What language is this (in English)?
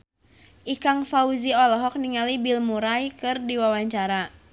Sundanese